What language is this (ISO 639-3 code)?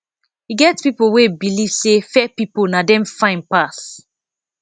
pcm